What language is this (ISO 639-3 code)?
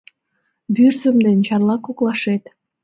chm